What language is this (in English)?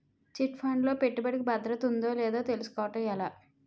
Telugu